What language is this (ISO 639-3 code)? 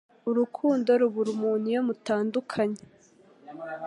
kin